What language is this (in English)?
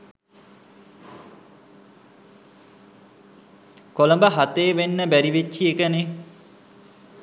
Sinhala